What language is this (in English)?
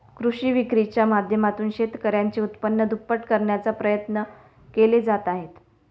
Marathi